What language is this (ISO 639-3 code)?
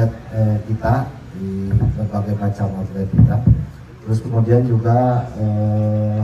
ind